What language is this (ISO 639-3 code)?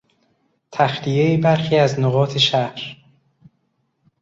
fas